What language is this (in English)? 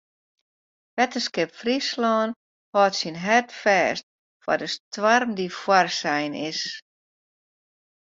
Western Frisian